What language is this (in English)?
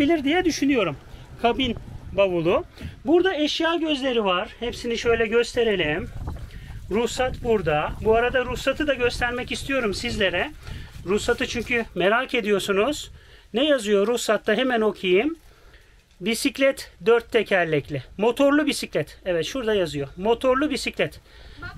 Turkish